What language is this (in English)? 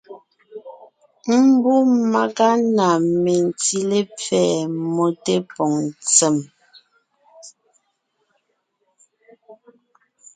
Ngiemboon